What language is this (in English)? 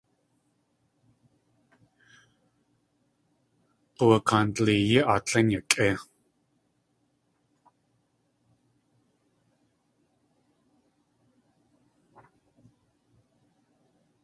Tlingit